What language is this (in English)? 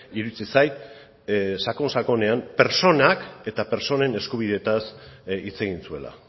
Basque